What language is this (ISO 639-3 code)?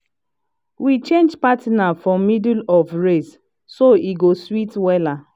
pcm